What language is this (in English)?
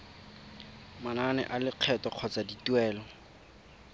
Tswana